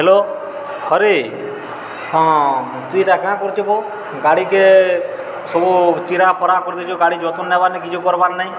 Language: Odia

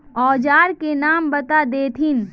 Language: Magahi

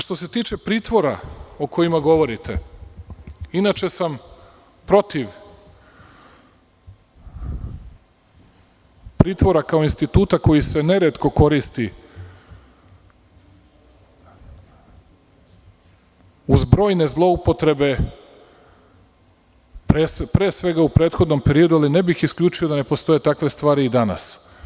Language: Serbian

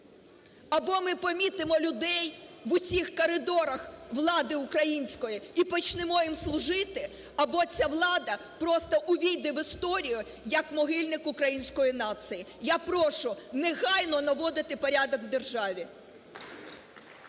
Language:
Ukrainian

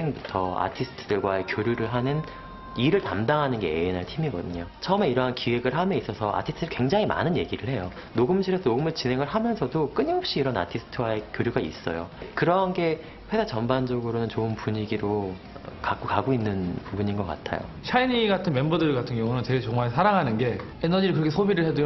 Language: Korean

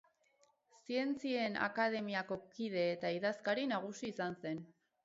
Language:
Basque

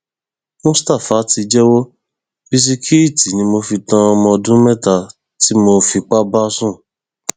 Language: Yoruba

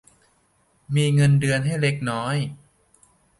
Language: Thai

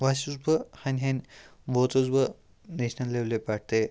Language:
Kashmiri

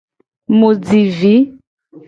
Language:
Gen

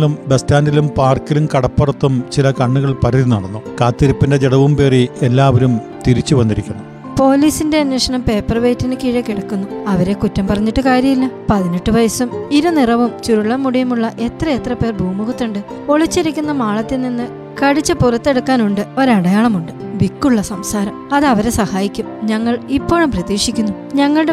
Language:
Malayalam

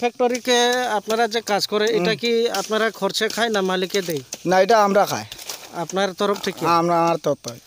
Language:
Thai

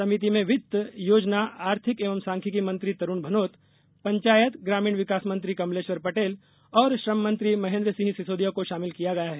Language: Hindi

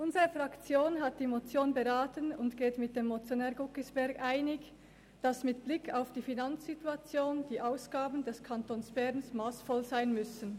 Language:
Swiss German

